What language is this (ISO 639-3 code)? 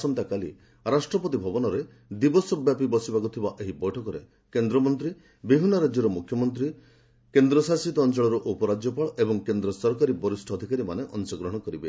ori